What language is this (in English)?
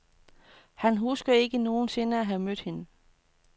Danish